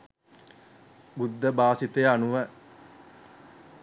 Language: Sinhala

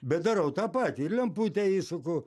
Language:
Lithuanian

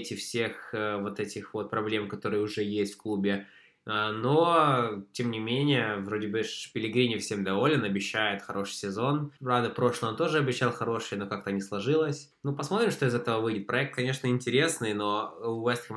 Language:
Russian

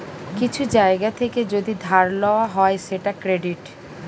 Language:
Bangla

